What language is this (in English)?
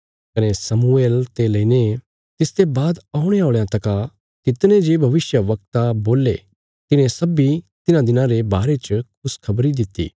Bilaspuri